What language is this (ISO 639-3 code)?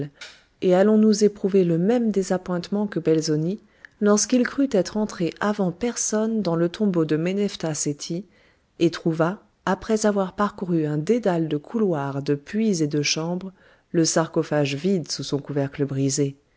fra